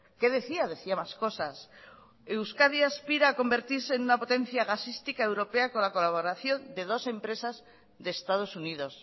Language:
Spanish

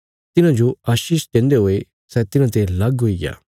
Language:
Bilaspuri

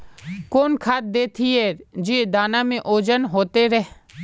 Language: Magahi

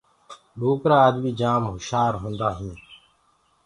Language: Gurgula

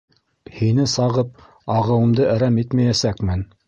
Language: Bashkir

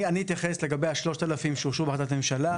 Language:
Hebrew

